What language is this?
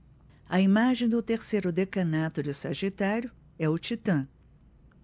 Portuguese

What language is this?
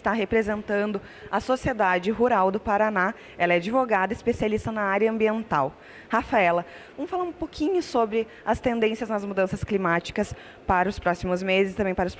Portuguese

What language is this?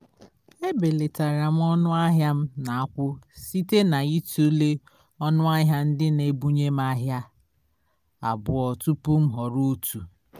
Igbo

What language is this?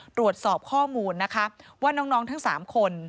Thai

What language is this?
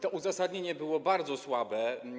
Polish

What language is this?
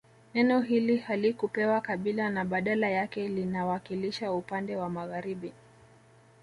Swahili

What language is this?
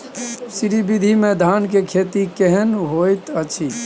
Maithili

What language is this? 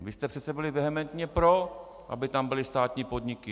Czech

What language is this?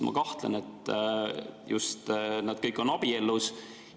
Estonian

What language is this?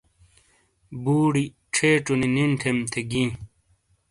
Shina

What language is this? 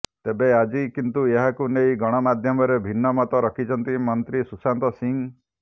Odia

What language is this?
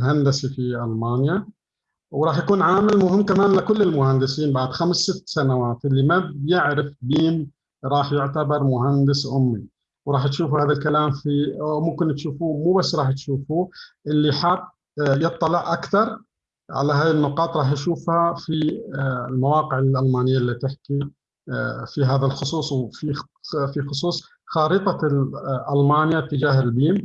Arabic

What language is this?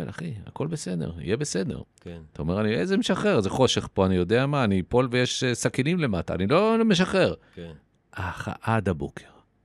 Hebrew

